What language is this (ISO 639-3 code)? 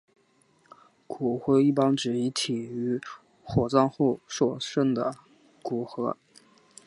zho